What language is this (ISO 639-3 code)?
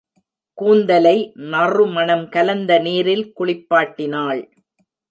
tam